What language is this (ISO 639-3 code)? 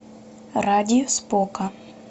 rus